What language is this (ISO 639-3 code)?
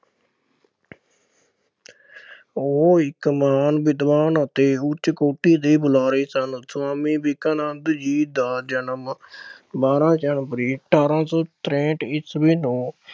pan